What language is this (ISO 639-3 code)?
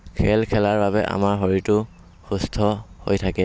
asm